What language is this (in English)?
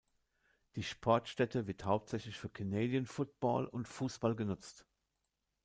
German